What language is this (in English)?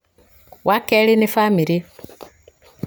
Kikuyu